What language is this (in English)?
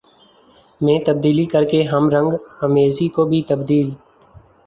Urdu